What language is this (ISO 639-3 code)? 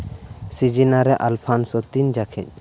sat